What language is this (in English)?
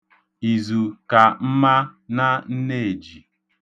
Igbo